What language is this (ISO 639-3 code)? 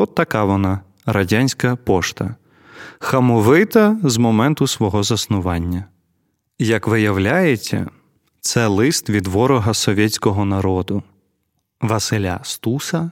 ukr